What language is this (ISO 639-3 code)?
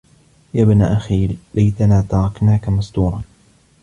ara